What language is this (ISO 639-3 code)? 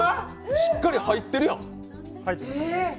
jpn